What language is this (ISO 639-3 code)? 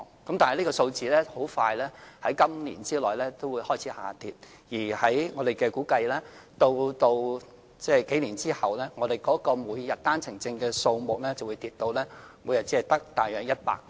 yue